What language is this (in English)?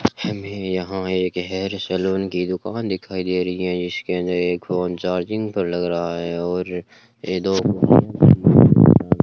Hindi